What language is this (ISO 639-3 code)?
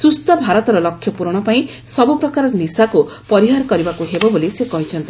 ori